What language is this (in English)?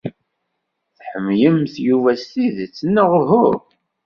Kabyle